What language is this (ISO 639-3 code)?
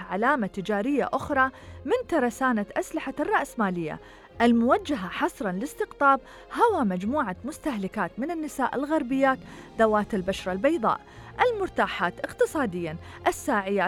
ara